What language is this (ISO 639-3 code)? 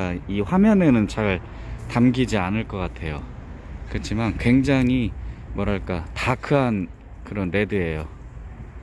kor